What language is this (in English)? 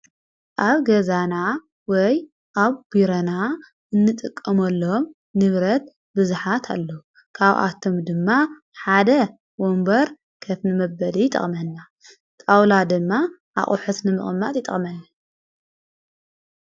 Tigrinya